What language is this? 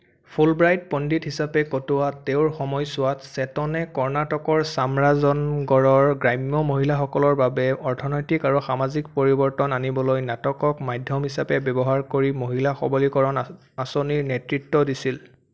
Assamese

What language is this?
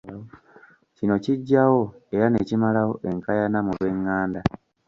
Ganda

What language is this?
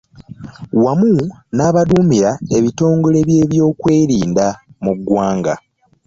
Ganda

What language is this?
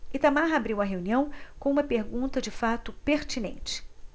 Portuguese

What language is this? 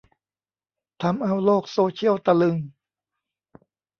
Thai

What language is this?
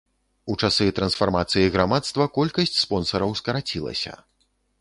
Belarusian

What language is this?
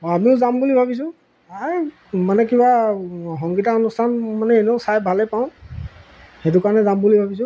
Assamese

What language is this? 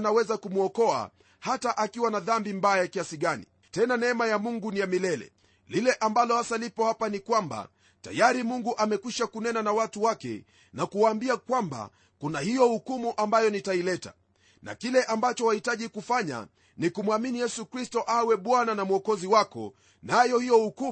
Swahili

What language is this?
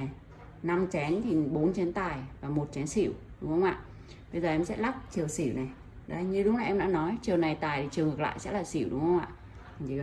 Vietnamese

